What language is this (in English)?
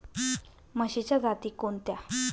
Marathi